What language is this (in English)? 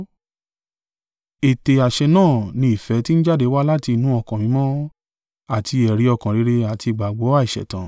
Yoruba